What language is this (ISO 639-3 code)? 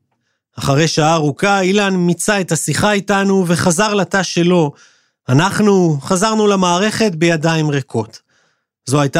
heb